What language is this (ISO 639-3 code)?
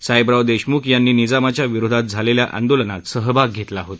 mar